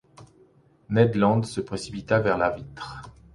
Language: French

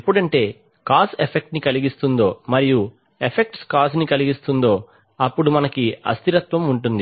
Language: Telugu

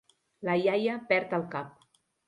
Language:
Catalan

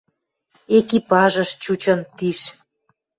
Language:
Western Mari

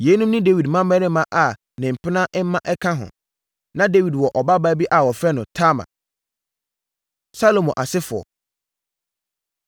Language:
Akan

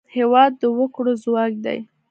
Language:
Pashto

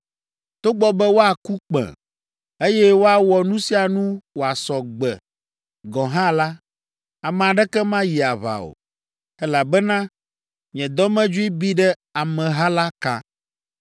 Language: Ewe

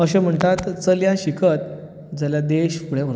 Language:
Konkani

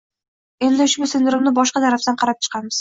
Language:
Uzbek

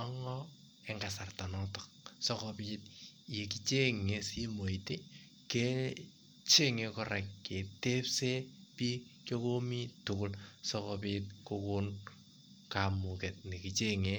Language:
Kalenjin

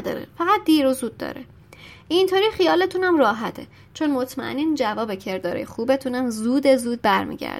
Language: Persian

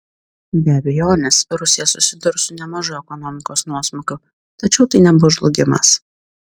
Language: Lithuanian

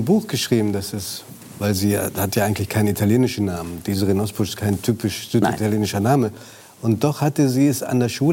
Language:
German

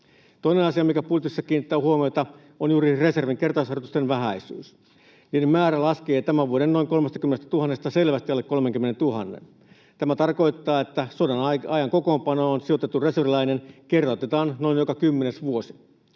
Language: Finnish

